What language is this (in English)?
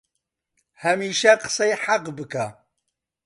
Central Kurdish